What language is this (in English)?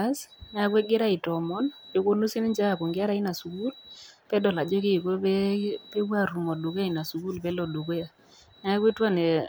Masai